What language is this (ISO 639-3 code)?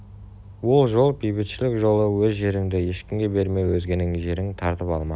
kaz